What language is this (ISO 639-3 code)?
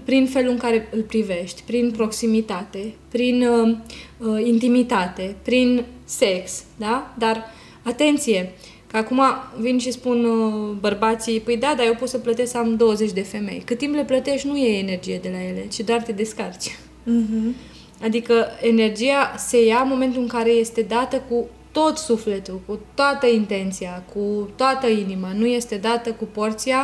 ron